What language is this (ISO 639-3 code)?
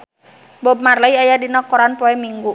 sun